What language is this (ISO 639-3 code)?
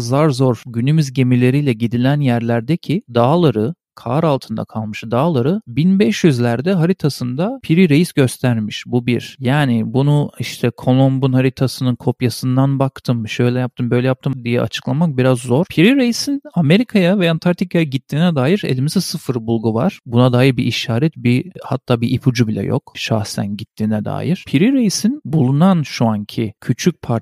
tur